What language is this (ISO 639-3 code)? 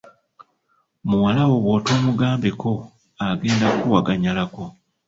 lug